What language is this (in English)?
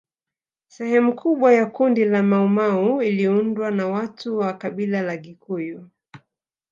Swahili